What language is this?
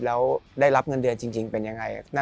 Thai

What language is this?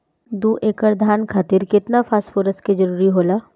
Bhojpuri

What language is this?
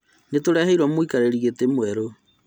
Kikuyu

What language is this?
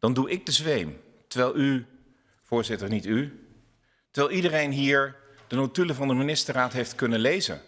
Dutch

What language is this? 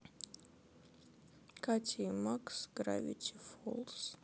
Russian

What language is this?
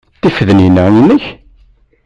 Kabyle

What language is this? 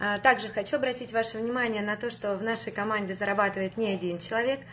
Russian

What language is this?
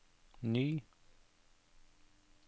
Norwegian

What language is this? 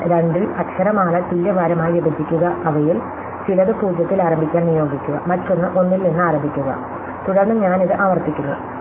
Malayalam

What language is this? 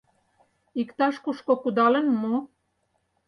Mari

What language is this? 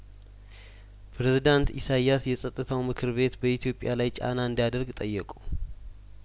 Amharic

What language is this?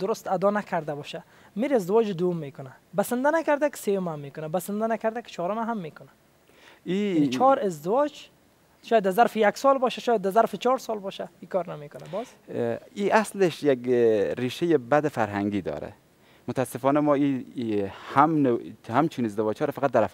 Persian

